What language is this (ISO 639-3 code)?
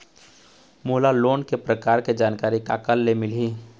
hne